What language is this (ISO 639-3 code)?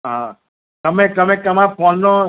guj